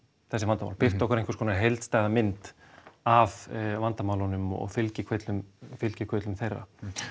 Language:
Icelandic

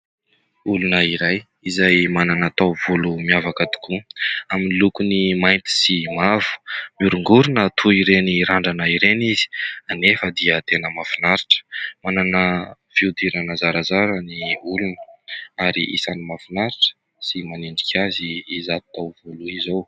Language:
Malagasy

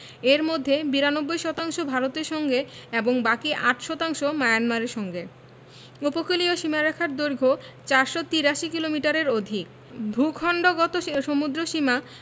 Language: Bangla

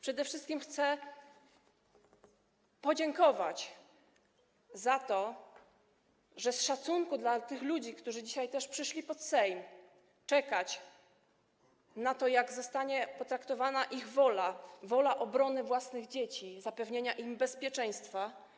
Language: Polish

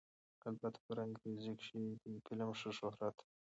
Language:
Pashto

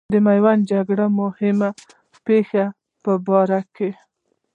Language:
Pashto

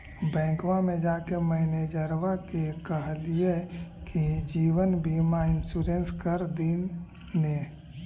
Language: Magahi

